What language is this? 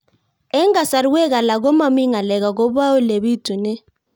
Kalenjin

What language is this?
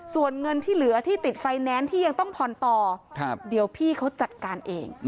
Thai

